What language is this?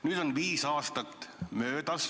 Estonian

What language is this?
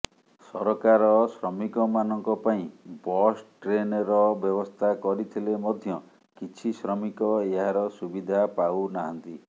Odia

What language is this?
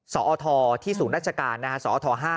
Thai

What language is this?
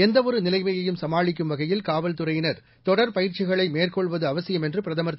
Tamil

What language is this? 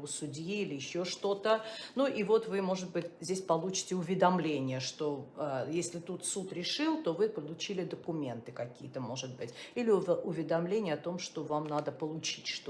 Russian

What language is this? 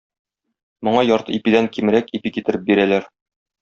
Tatar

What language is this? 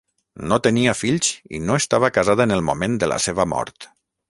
Catalan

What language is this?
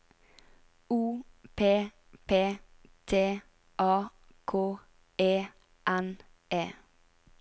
Norwegian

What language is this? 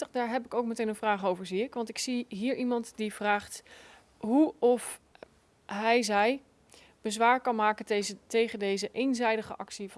Dutch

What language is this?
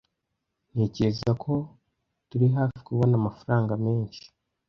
Kinyarwanda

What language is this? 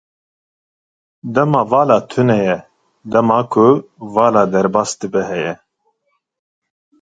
Kurdish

